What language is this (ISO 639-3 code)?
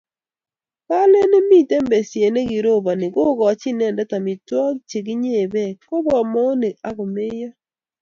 kln